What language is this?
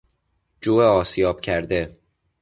Persian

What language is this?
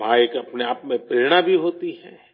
Urdu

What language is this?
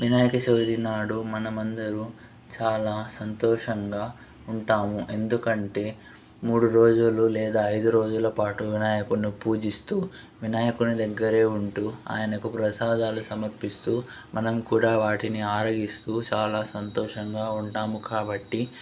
Telugu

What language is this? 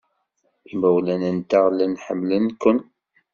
Kabyle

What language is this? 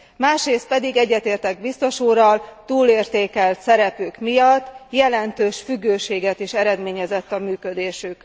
Hungarian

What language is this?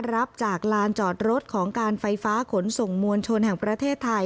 Thai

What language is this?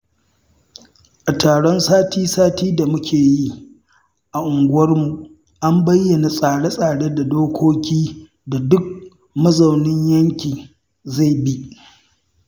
Hausa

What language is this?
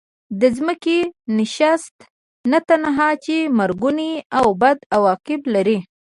Pashto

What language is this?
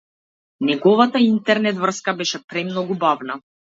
Macedonian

